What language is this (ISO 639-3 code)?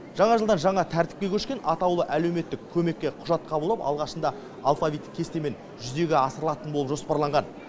kaz